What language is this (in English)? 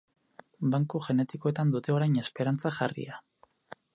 Basque